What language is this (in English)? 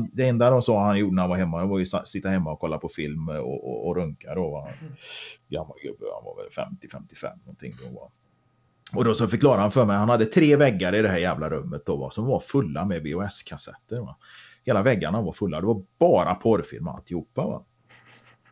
Swedish